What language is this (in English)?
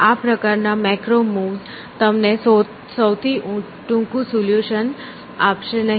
Gujarati